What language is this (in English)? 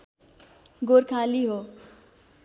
Nepali